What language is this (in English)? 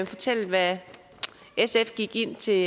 Danish